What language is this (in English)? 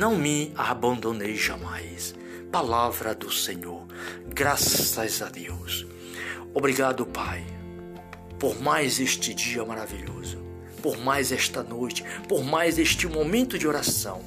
Portuguese